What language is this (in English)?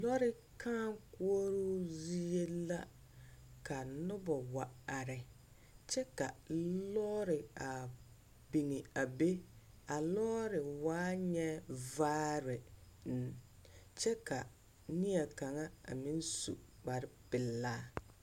Southern Dagaare